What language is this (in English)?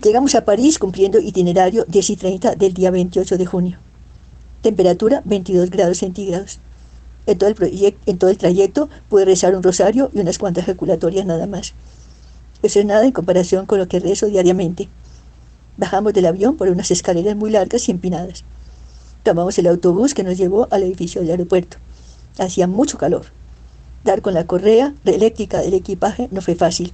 Spanish